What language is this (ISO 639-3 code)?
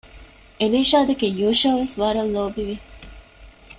div